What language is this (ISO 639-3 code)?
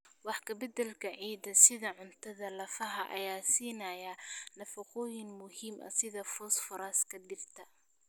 som